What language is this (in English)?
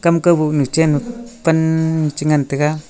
Wancho Naga